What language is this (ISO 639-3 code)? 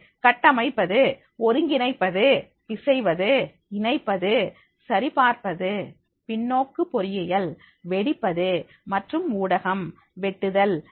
tam